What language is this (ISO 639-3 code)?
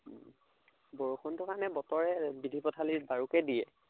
asm